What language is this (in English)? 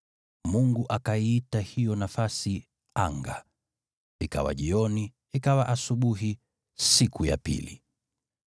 Swahili